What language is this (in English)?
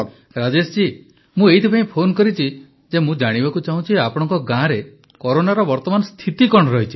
Odia